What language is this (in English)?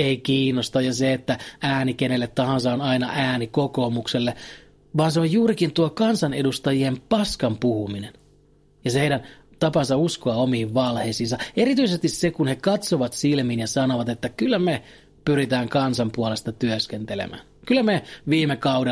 Finnish